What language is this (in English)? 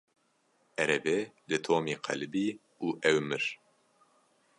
Kurdish